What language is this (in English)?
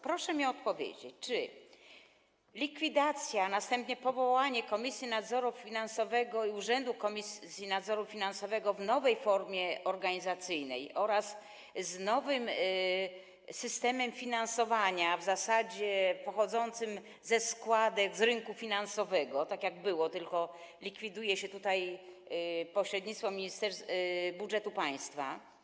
Polish